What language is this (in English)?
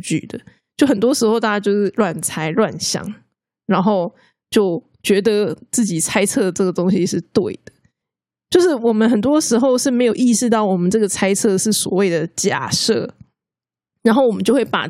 Chinese